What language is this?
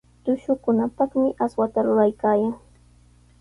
Sihuas Ancash Quechua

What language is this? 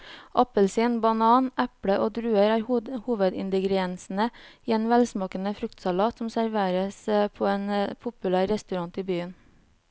Norwegian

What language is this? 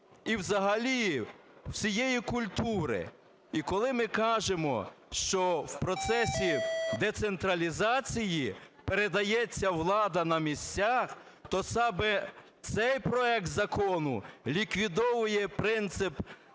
Ukrainian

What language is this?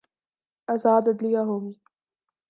Urdu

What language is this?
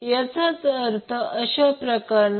Marathi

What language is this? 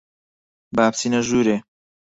Central Kurdish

